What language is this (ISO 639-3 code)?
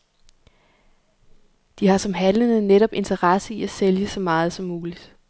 dan